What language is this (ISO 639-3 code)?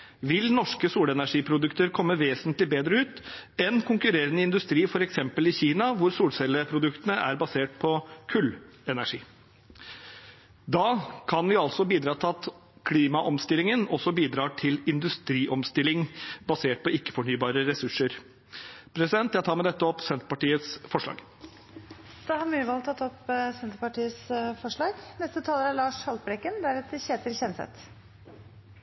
nob